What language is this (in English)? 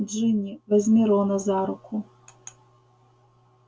Russian